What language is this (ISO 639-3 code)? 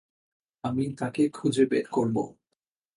ben